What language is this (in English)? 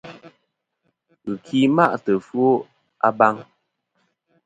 Kom